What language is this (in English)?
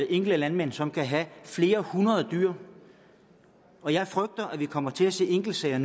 Danish